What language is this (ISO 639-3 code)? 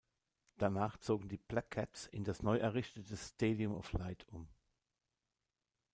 deu